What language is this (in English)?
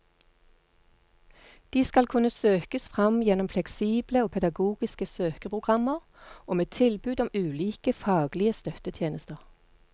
Norwegian